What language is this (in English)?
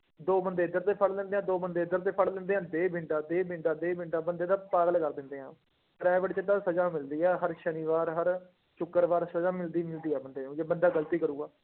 Punjabi